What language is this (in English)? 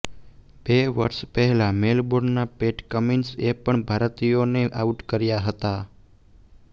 Gujarati